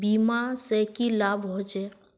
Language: Magahi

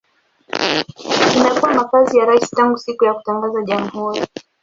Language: Swahili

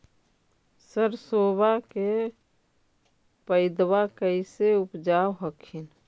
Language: Magahi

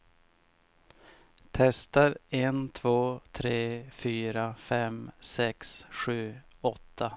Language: Swedish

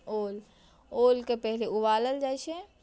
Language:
Maithili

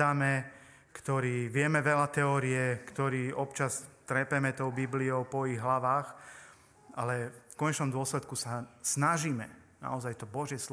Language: Slovak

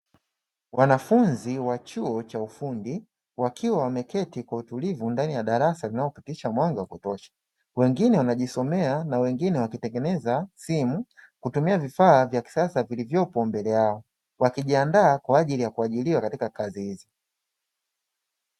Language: Swahili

